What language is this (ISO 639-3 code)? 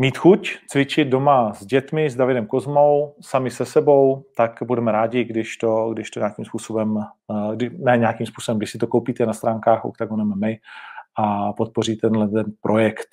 ces